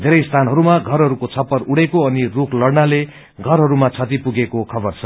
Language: Nepali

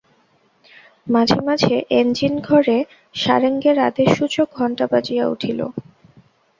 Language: Bangla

